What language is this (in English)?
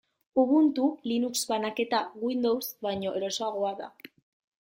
Basque